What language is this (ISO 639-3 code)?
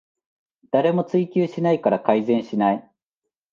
jpn